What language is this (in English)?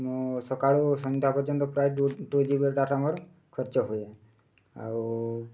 Odia